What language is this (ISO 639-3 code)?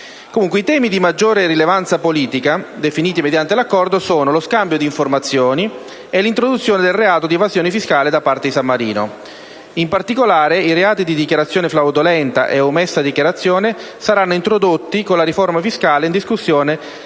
ita